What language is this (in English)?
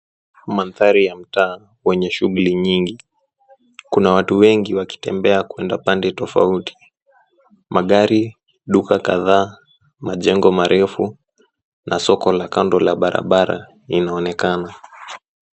Swahili